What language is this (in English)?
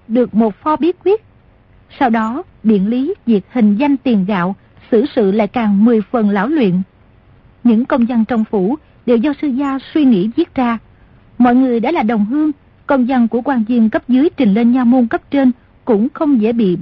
Vietnamese